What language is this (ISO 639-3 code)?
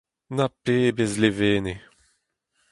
bre